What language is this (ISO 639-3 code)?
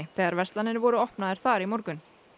isl